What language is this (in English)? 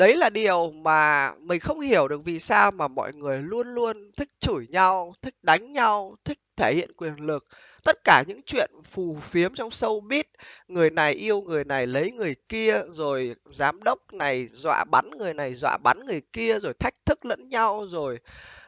Vietnamese